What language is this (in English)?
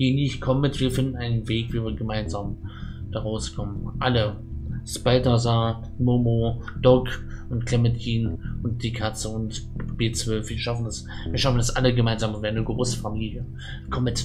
German